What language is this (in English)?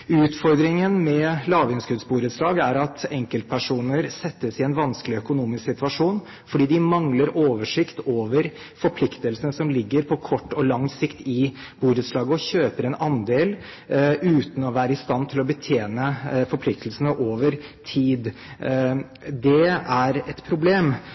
Norwegian Bokmål